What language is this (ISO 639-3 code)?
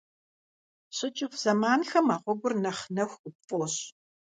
kbd